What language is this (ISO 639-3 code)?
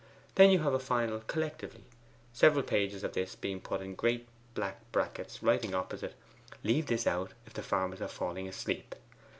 eng